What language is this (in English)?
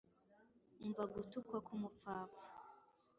Kinyarwanda